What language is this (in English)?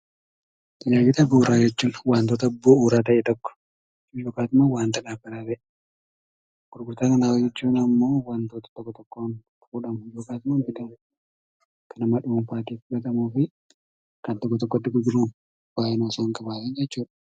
Oromo